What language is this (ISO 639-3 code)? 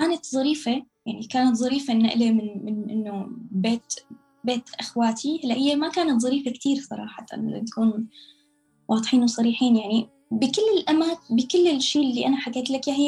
ara